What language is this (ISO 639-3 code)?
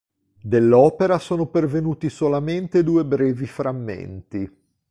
ita